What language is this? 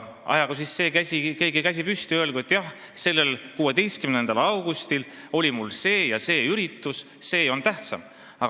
Estonian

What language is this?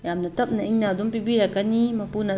Manipuri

